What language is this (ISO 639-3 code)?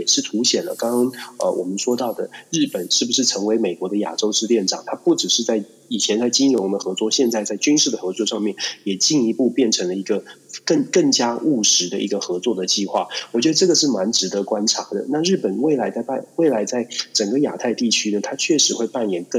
zho